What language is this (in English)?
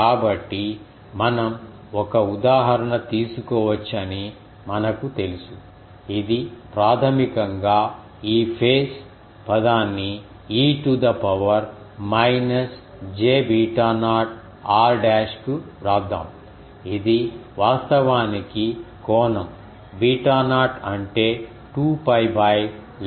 Telugu